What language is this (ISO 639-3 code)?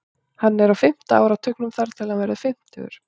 isl